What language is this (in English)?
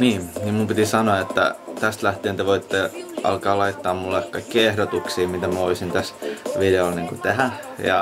Finnish